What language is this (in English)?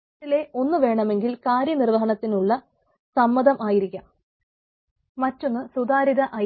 Malayalam